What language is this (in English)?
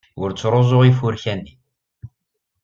Kabyle